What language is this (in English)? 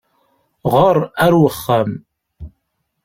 Kabyle